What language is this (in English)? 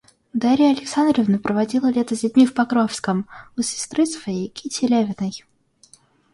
Russian